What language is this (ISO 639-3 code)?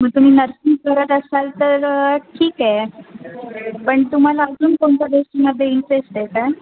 mar